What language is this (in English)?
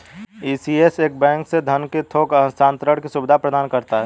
Hindi